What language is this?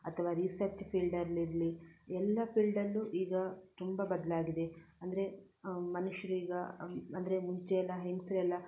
Kannada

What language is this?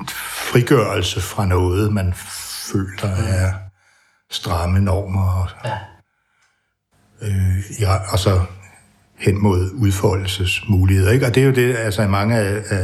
Danish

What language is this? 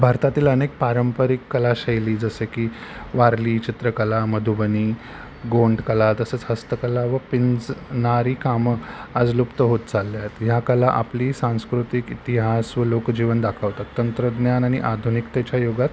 Marathi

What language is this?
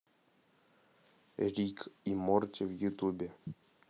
Russian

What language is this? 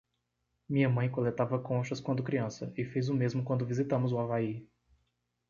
Portuguese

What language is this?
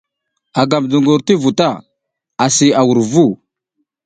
South Giziga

